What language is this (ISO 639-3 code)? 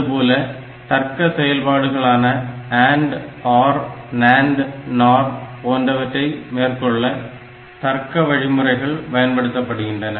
tam